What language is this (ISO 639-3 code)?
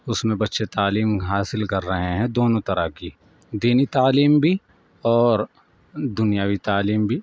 urd